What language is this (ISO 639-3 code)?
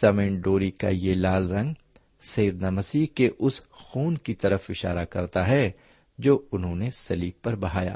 urd